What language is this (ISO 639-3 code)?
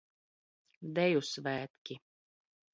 lav